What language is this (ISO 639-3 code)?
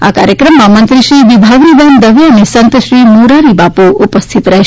guj